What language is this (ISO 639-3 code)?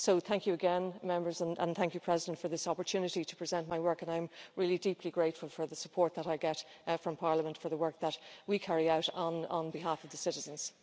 eng